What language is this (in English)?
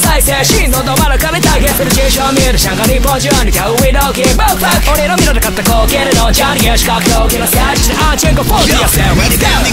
Polish